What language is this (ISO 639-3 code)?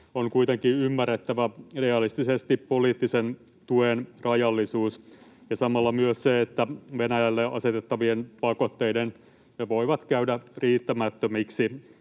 fin